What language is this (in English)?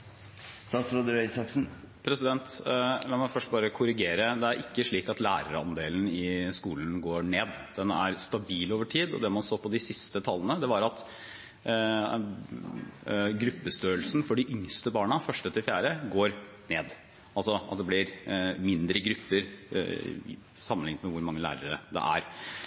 Norwegian Bokmål